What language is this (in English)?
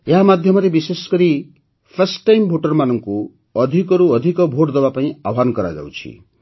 Odia